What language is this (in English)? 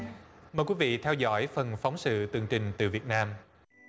Vietnamese